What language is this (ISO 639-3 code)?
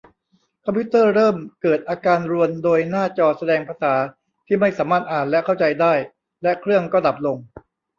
tha